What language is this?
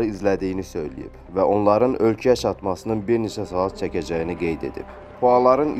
Turkish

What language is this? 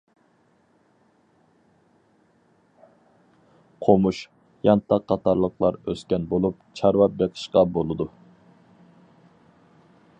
Uyghur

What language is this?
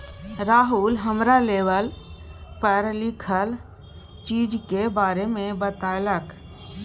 Maithili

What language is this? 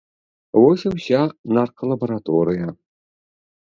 Belarusian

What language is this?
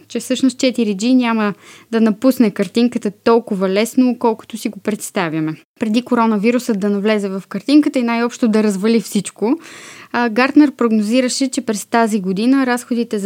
Bulgarian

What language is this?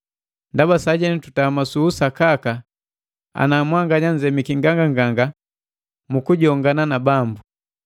Matengo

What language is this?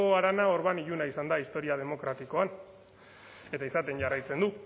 Basque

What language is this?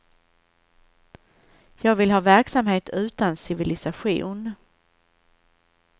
Swedish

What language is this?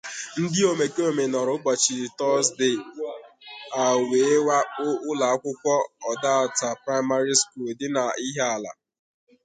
Igbo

